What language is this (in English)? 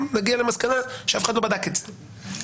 Hebrew